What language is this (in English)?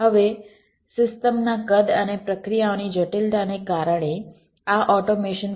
Gujarati